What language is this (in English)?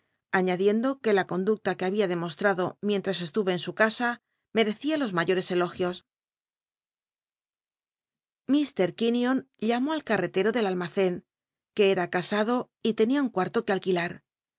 Spanish